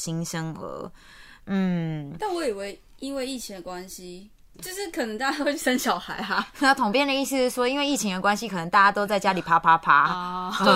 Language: Chinese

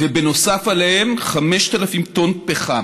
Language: Hebrew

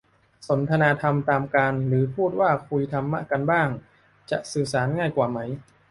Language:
Thai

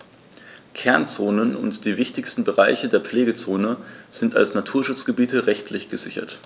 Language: German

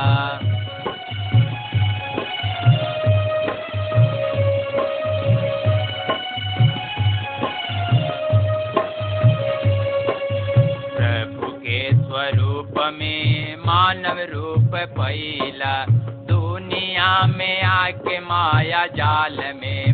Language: Hindi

